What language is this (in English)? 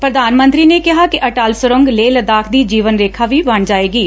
Punjabi